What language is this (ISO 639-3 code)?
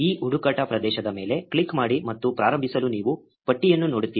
kan